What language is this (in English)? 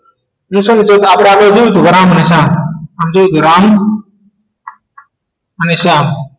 Gujarati